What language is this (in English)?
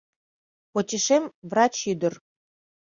Mari